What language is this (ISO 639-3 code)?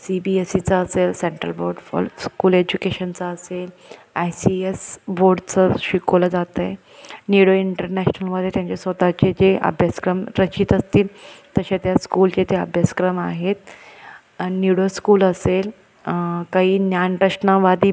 mar